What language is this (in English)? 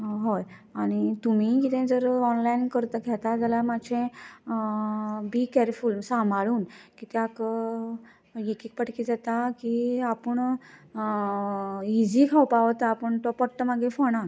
Konkani